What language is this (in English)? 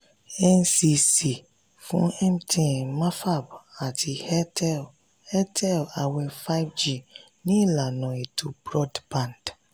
Yoruba